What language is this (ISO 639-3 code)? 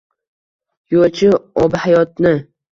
uzb